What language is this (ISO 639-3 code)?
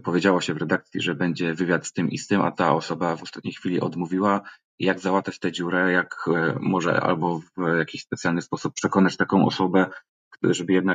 pol